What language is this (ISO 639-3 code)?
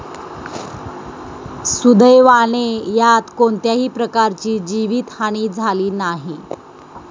mar